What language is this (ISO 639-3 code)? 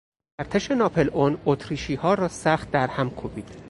fas